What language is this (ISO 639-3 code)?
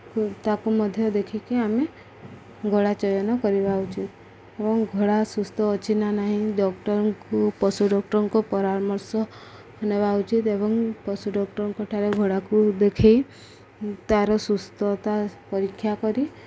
ori